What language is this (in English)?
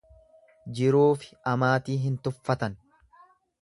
Oromo